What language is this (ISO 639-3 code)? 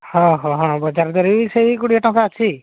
ori